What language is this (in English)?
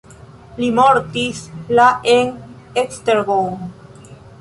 Esperanto